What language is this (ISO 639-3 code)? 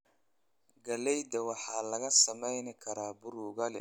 som